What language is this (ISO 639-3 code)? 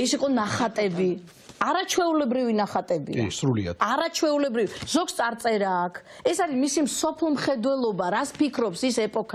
ron